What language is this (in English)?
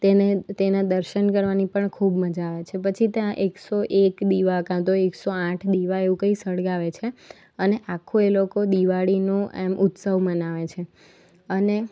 Gujarati